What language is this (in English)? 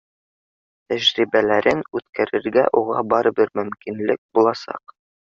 Bashkir